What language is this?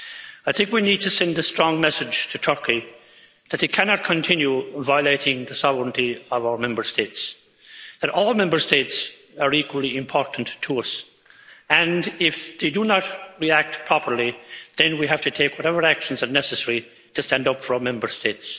English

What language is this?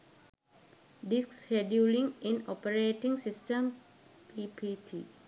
Sinhala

